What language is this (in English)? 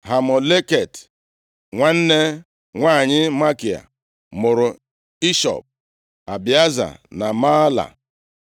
Igbo